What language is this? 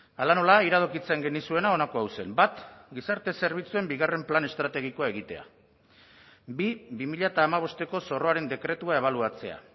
Basque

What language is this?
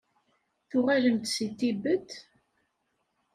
Kabyle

